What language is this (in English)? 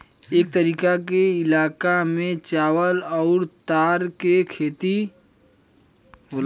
Bhojpuri